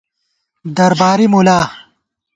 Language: Gawar-Bati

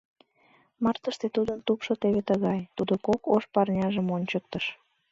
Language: Mari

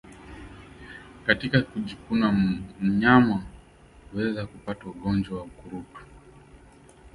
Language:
Swahili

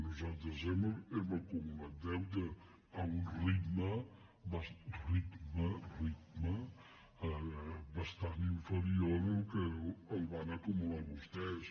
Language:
Catalan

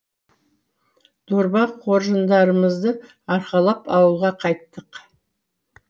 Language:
Kazakh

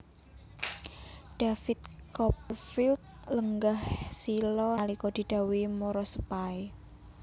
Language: Javanese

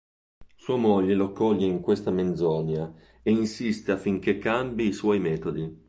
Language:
Italian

